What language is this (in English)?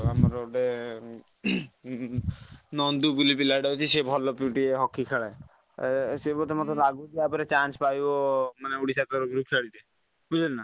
Odia